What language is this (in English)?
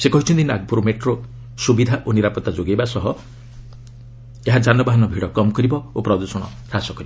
Odia